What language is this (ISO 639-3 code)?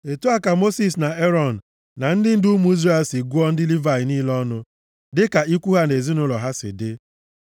ibo